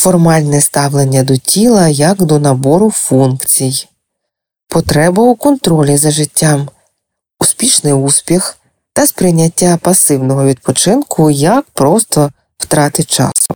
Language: Ukrainian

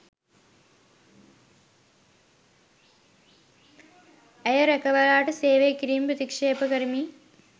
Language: Sinhala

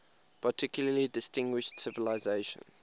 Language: English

